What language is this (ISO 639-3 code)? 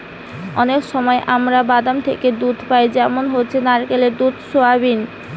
ben